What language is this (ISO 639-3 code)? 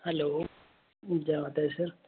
doi